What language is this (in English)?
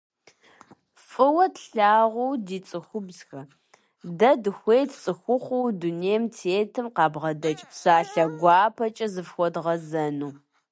Kabardian